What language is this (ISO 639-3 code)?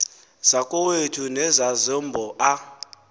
xho